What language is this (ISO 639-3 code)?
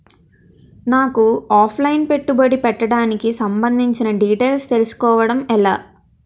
tel